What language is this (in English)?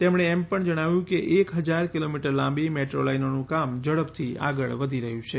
Gujarati